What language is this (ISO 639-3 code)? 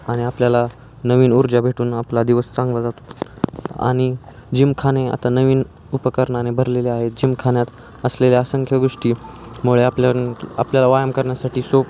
mar